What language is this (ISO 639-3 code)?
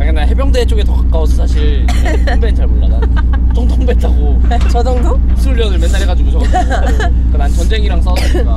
kor